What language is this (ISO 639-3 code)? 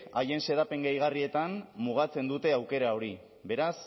eus